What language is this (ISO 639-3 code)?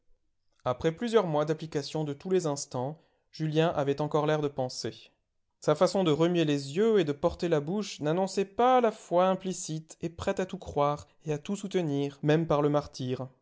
fra